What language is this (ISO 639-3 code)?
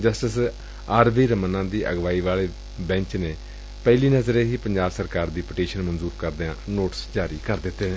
pan